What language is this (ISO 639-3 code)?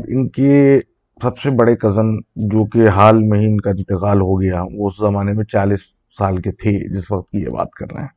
urd